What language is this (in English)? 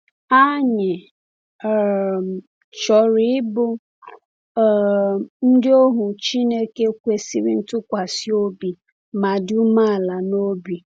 Igbo